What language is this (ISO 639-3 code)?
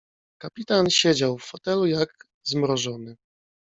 pol